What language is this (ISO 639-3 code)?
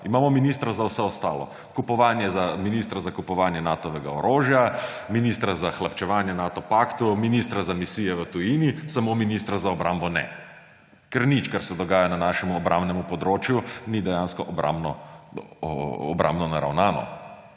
slv